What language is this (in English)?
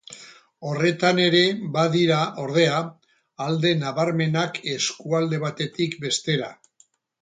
Basque